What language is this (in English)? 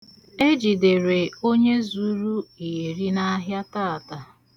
Igbo